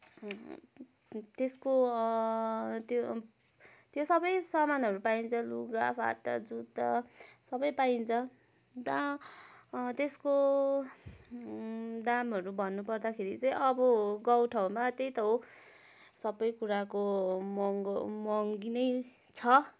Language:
Nepali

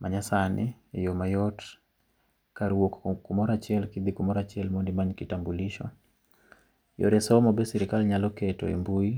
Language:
Luo (Kenya and Tanzania)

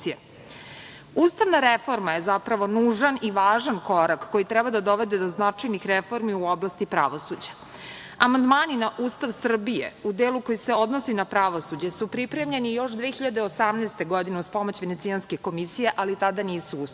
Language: Serbian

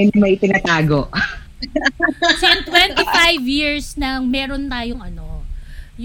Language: Filipino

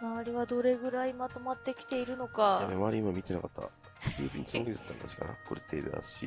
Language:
Japanese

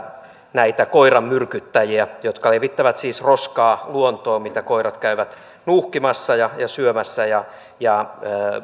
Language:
Finnish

